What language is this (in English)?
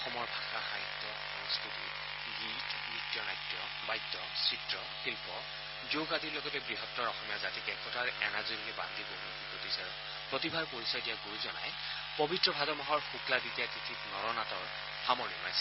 Assamese